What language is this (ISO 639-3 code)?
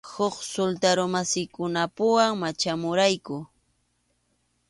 qxu